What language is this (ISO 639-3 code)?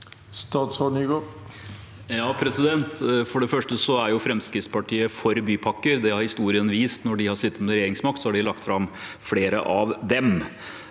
nor